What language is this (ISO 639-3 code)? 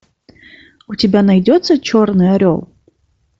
rus